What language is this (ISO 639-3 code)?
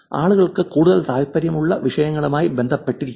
mal